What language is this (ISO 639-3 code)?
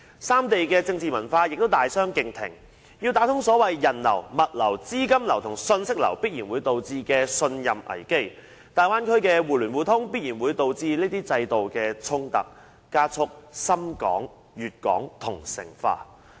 yue